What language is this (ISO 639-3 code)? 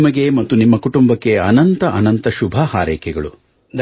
kan